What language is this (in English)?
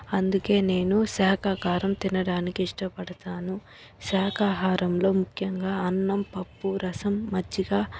Telugu